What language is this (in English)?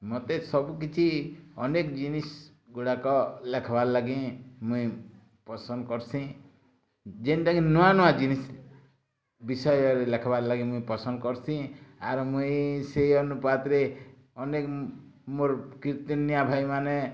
Odia